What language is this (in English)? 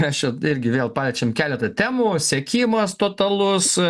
Lithuanian